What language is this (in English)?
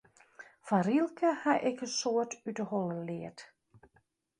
Western Frisian